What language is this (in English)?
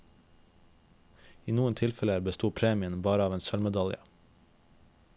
Norwegian